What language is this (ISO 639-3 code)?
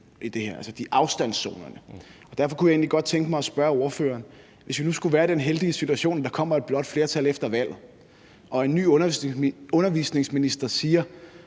dan